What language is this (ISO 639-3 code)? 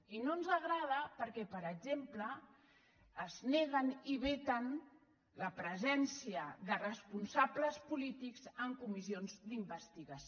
cat